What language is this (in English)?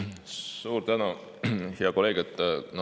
Estonian